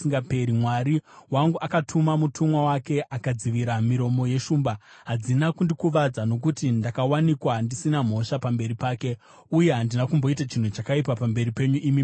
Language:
Shona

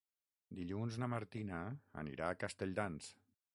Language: Catalan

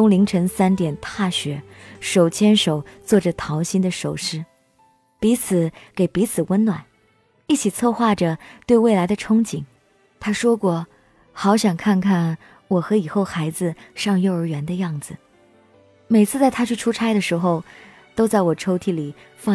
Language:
Chinese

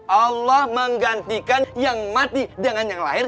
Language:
Indonesian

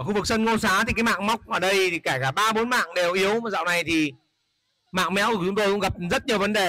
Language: Vietnamese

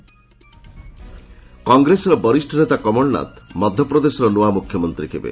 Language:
Odia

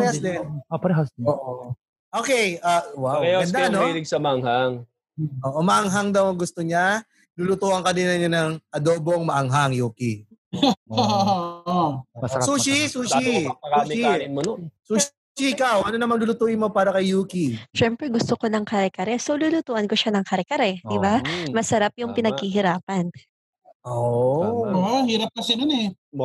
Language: Filipino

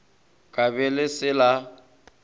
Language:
Northern Sotho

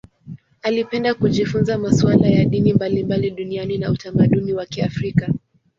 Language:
Swahili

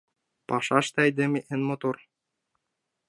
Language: Mari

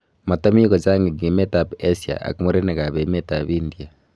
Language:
Kalenjin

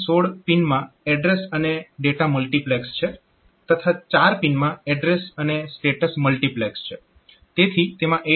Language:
Gujarati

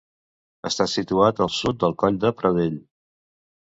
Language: Catalan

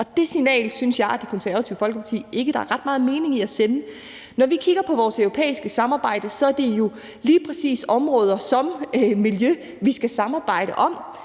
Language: Danish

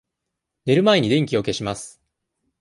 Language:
Japanese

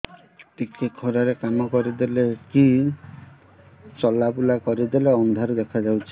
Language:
Odia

